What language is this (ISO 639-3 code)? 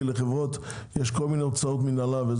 heb